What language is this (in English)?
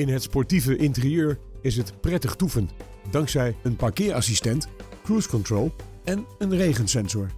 Dutch